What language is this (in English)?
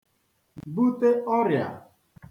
Igbo